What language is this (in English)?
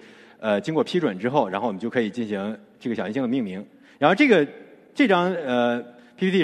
Chinese